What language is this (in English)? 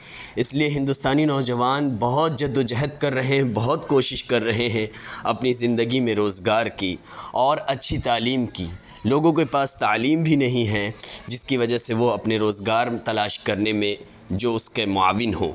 Urdu